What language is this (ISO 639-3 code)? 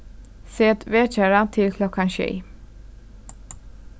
fao